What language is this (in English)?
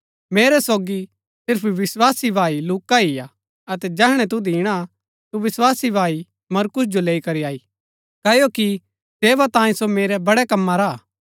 Gaddi